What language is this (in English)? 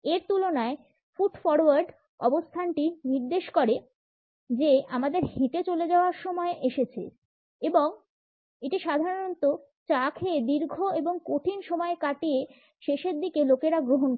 Bangla